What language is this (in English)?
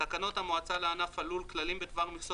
Hebrew